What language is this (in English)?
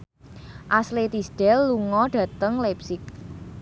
Javanese